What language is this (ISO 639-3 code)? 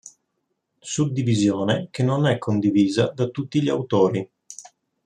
ita